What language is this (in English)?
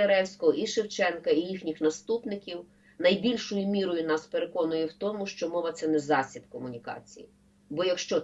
Ukrainian